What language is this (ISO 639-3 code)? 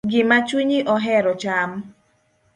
luo